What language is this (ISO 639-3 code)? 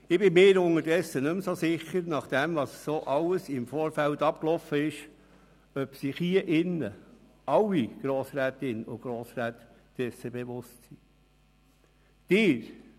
gsw